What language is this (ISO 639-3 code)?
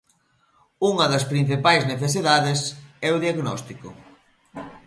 glg